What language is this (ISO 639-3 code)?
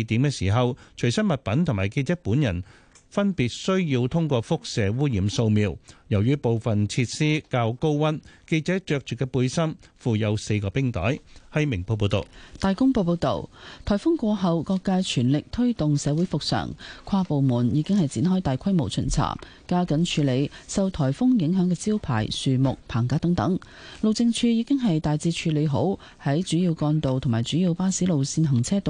zho